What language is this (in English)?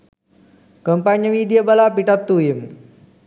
Sinhala